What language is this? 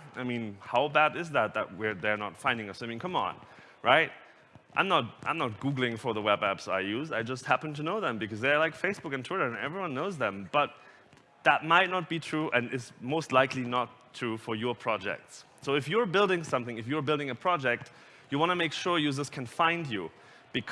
English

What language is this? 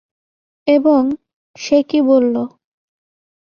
Bangla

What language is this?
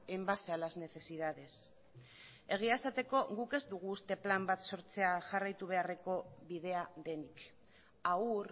Basque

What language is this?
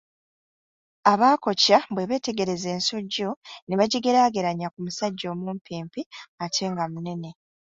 Ganda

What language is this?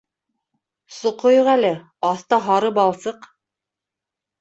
Bashkir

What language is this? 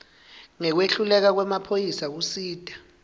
Swati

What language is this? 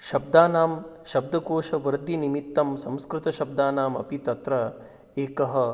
Sanskrit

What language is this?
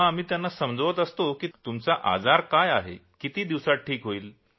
Marathi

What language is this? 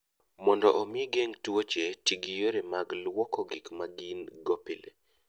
Luo (Kenya and Tanzania)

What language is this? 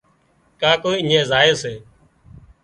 Wadiyara Koli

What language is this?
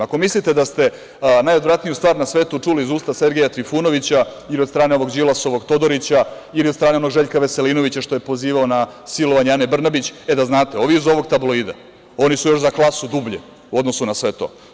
Serbian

